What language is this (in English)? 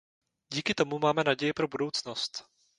Czech